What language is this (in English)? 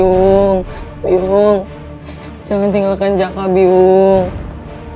Indonesian